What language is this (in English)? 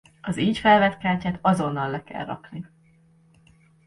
Hungarian